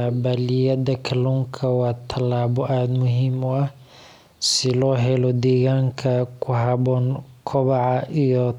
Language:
Somali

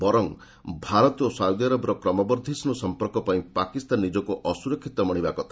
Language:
Odia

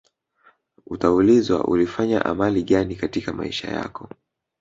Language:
Swahili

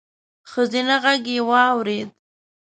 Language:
Pashto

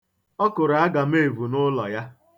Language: Igbo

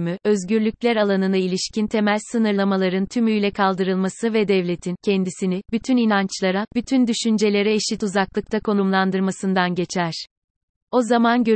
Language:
Turkish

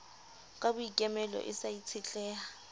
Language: Southern Sotho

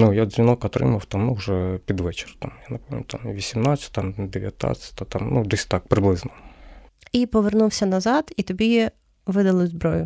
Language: Ukrainian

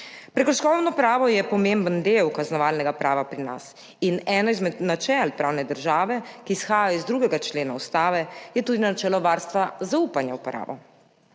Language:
Slovenian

